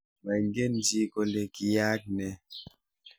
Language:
Kalenjin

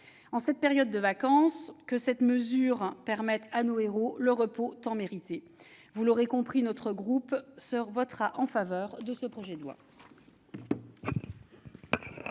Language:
French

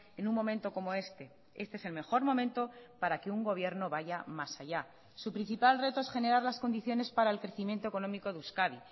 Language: Spanish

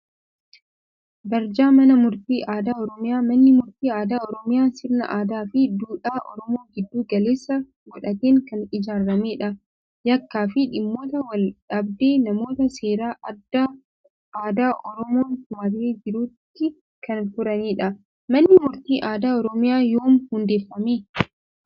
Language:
Oromo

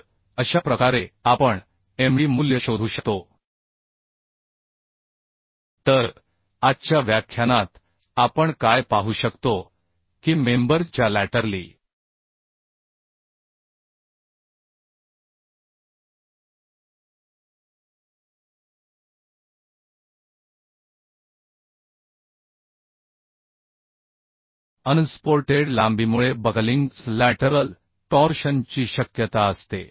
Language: Marathi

